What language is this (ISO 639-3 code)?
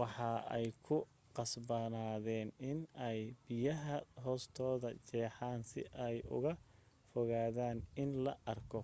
som